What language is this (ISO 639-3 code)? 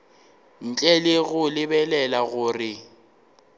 nso